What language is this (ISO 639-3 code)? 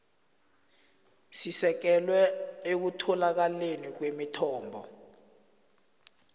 nbl